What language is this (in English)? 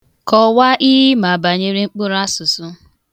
Igbo